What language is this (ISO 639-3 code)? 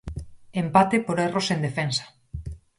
glg